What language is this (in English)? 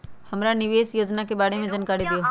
Magahi